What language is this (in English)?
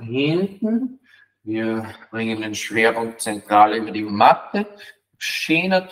German